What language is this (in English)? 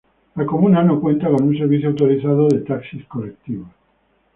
Spanish